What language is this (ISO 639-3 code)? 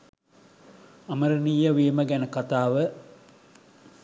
sin